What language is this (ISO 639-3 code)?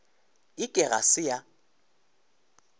nso